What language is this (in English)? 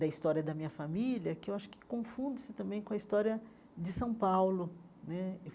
Portuguese